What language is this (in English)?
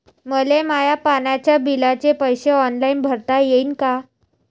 Marathi